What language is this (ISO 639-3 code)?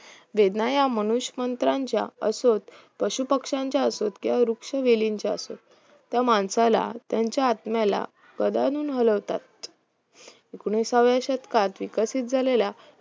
mar